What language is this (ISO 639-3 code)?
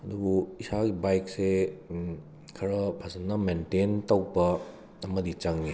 mni